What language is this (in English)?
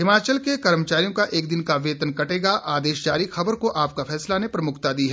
Hindi